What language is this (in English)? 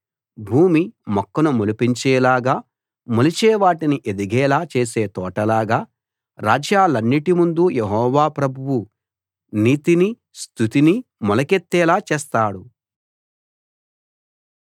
Telugu